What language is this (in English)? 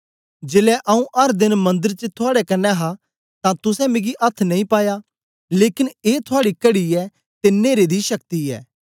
Dogri